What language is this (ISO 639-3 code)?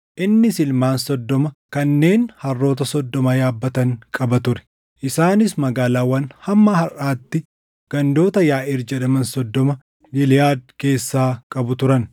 orm